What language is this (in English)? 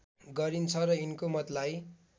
Nepali